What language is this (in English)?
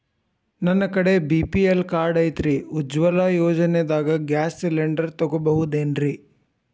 Kannada